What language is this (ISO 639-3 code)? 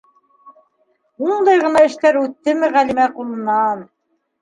bak